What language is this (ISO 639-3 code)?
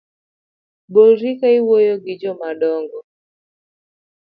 luo